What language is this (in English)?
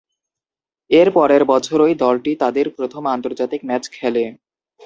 Bangla